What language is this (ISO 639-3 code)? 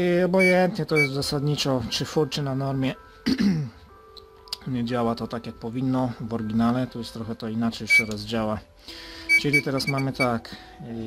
pol